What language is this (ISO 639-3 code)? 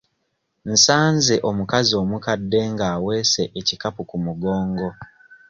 lug